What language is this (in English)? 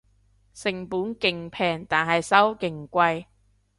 Cantonese